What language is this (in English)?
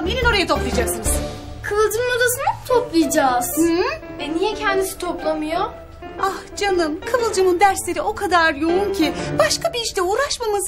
Turkish